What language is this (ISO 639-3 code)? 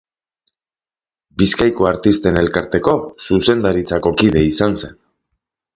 eus